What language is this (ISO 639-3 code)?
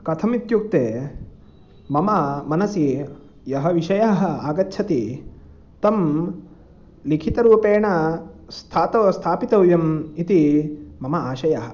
san